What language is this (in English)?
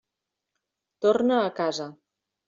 Catalan